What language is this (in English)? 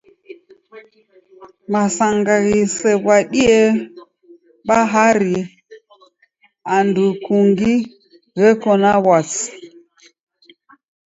Taita